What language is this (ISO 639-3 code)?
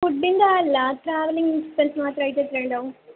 mal